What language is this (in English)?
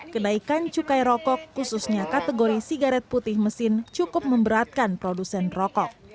Indonesian